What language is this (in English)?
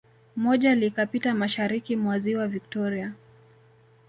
Swahili